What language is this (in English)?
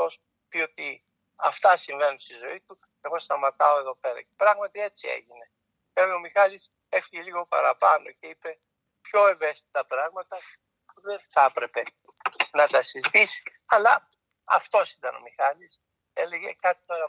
Greek